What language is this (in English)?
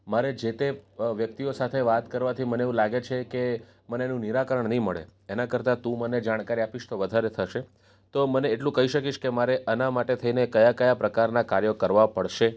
Gujarati